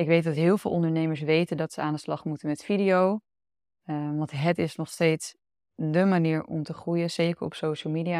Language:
Dutch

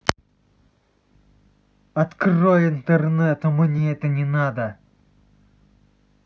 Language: Russian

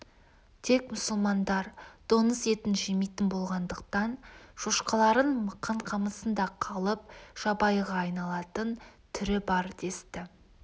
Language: Kazakh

